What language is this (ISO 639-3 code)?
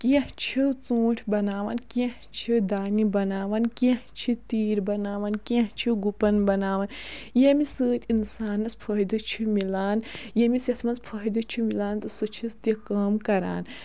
kas